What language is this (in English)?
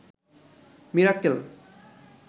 Bangla